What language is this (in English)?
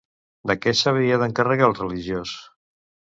Catalan